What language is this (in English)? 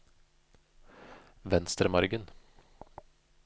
Norwegian